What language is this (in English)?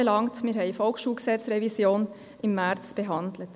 Swiss German